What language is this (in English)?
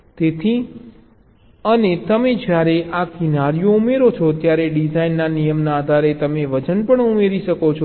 Gujarati